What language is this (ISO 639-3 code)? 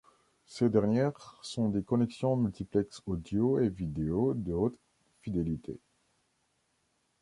fra